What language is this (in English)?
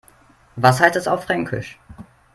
German